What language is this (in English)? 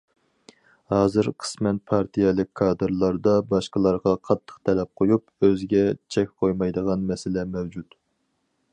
Uyghur